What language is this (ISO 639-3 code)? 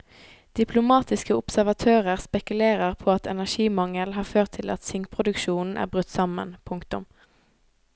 nor